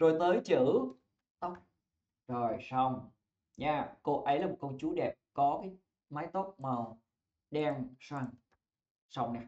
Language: Vietnamese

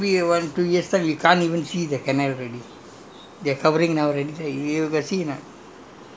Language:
English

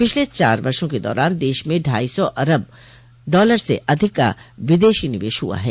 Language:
Hindi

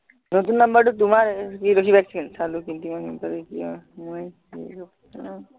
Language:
Assamese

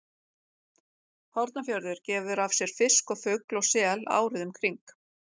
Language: Icelandic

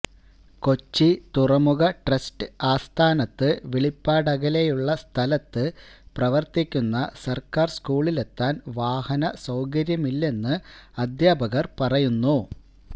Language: Malayalam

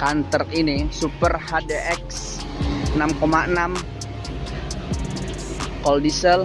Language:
Indonesian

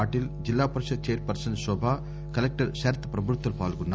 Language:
Telugu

